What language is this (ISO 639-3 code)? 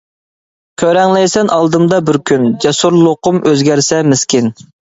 uig